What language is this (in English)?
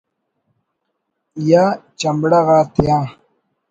Brahui